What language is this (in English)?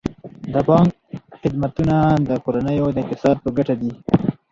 Pashto